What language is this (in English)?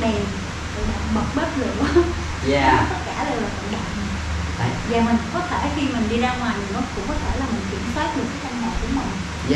Vietnamese